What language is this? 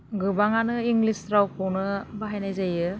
Bodo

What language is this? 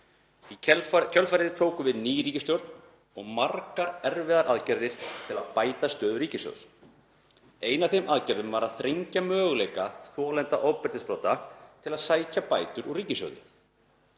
Icelandic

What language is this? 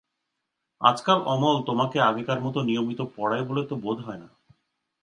Bangla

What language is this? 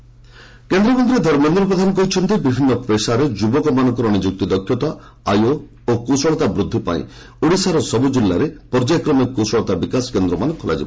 Odia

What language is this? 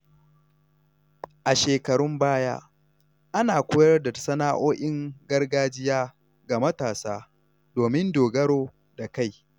Hausa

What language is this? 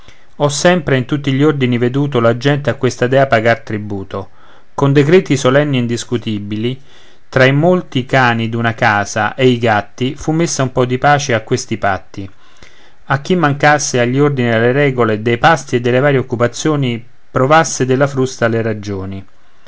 Italian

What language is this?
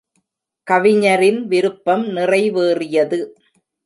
Tamil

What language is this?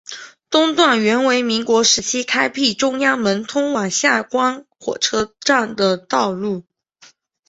Chinese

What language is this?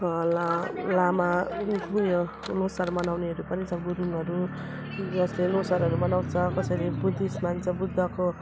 Nepali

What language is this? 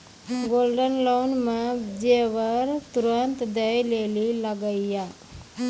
Maithili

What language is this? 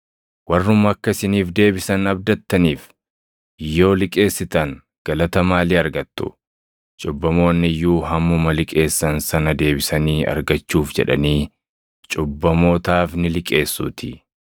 Oromo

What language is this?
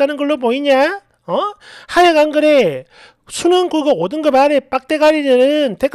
Korean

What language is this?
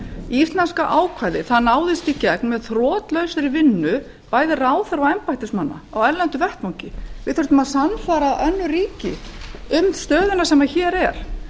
Icelandic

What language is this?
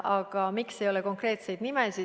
Estonian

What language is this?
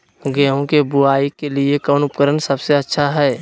Magahi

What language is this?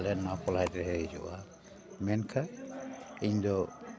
Santali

